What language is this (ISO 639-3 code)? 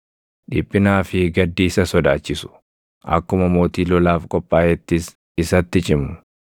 orm